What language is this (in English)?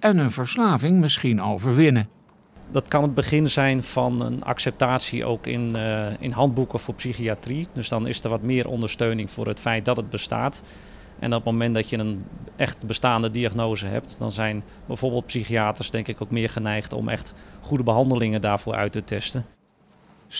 Dutch